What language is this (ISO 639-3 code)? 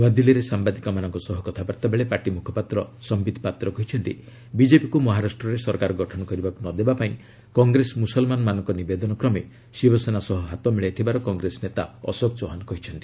ori